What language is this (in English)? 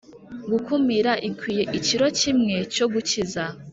Kinyarwanda